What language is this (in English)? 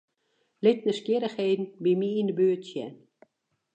Western Frisian